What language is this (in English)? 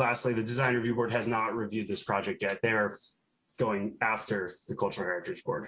English